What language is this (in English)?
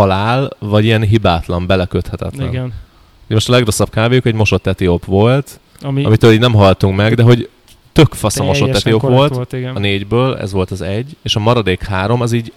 Hungarian